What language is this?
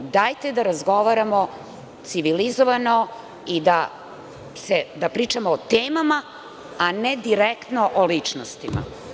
Serbian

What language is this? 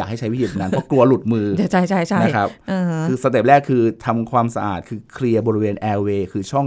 Thai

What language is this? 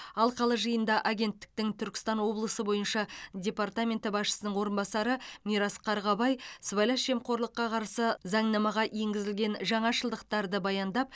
Kazakh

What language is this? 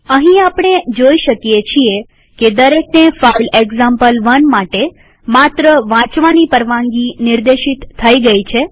Gujarati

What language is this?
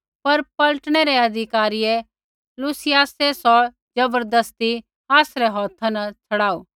Kullu Pahari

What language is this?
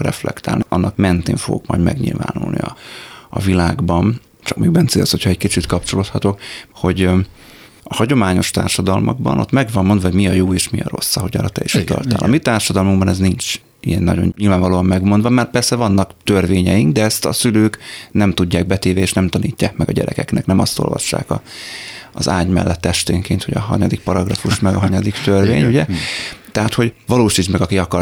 Hungarian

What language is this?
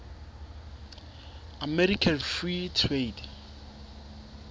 Southern Sotho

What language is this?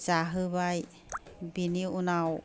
Bodo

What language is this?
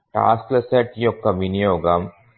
Telugu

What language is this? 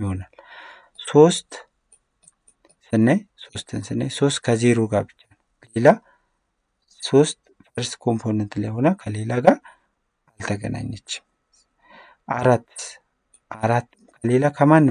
Arabic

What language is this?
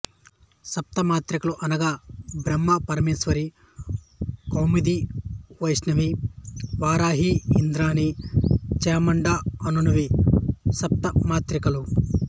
Telugu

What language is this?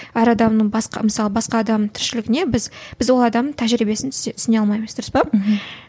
Kazakh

